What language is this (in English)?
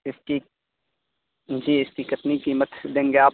Urdu